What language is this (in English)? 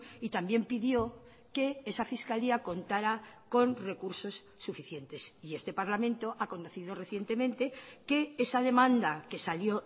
Spanish